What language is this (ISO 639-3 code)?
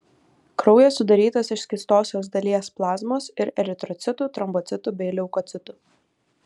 lit